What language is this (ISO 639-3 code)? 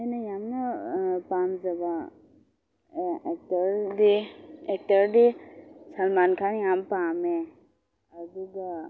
mni